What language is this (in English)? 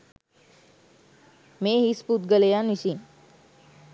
Sinhala